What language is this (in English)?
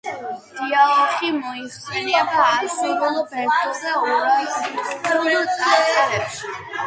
Georgian